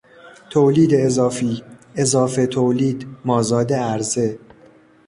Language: Persian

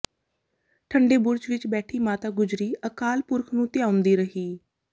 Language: Punjabi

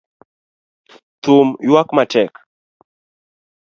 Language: Luo (Kenya and Tanzania)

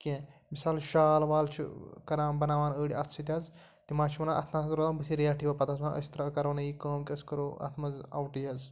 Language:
Kashmiri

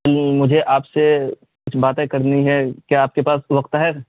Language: Urdu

